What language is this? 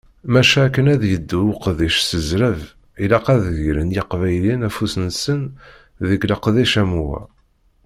Kabyle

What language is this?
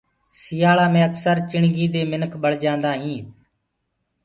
Gurgula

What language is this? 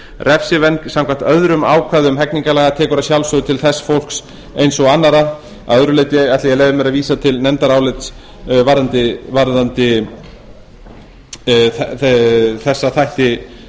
Icelandic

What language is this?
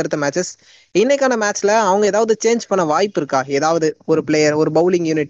Tamil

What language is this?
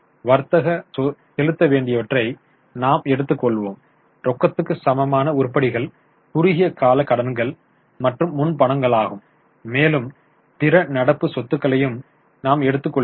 Tamil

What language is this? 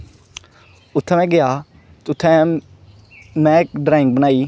Dogri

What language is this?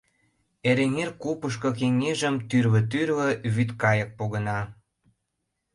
Mari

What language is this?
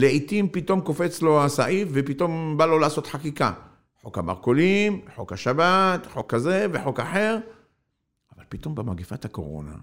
Hebrew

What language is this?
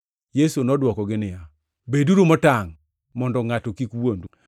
Luo (Kenya and Tanzania)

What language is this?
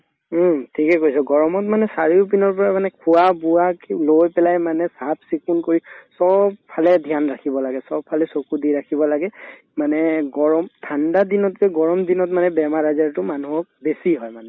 Assamese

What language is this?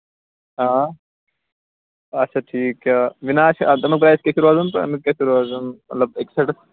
Kashmiri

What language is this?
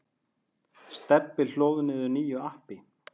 Icelandic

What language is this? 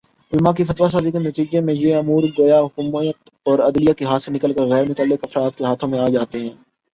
Urdu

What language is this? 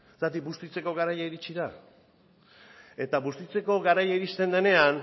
Basque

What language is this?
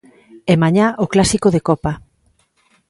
Galician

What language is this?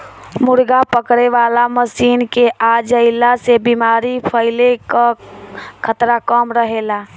Bhojpuri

